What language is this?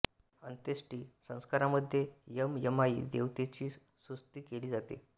Marathi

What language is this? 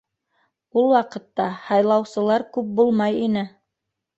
Bashkir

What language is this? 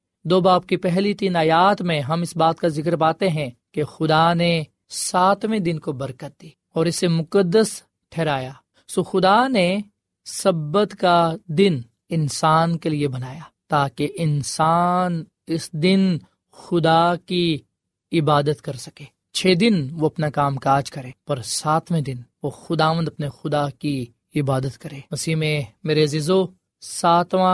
Urdu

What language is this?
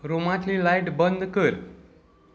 Konkani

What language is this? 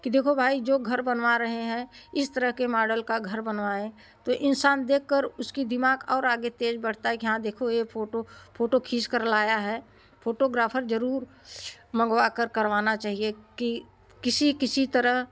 Hindi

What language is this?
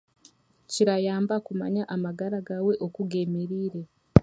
Chiga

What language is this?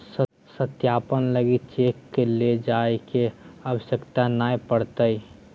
Magahi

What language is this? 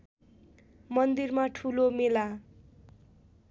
Nepali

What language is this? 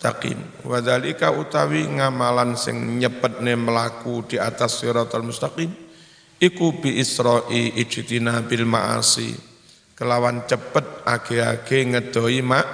Indonesian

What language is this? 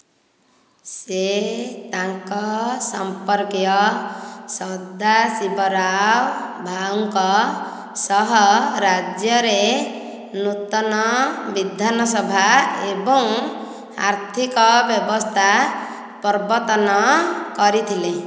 Odia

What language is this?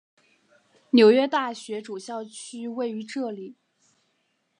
Chinese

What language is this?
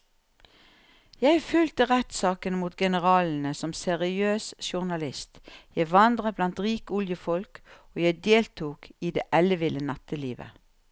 Norwegian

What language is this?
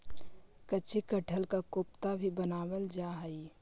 Magahi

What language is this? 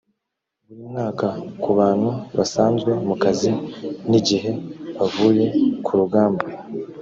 Kinyarwanda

